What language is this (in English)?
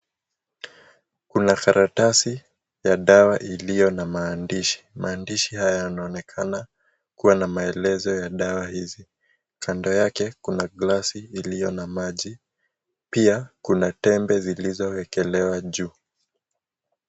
Swahili